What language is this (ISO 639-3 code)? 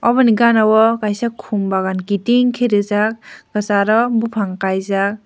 trp